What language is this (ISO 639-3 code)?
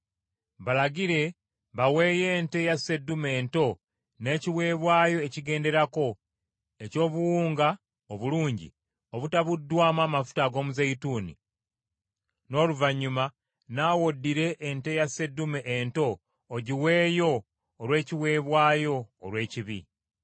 lug